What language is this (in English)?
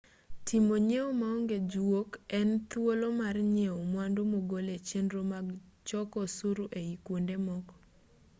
Luo (Kenya and Tanzania)